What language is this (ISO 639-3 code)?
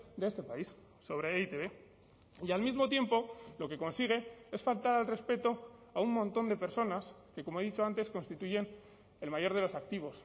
spa